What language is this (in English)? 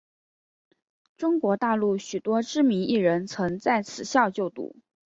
Chinese